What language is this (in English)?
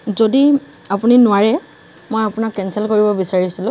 Assamese